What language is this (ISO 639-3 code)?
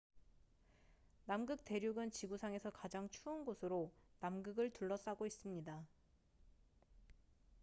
kor